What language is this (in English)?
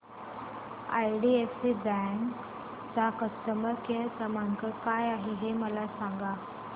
Marathi